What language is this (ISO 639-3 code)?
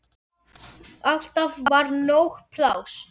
isl